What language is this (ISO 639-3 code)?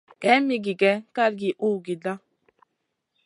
mcn